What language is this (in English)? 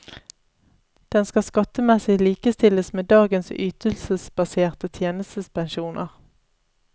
Norwegian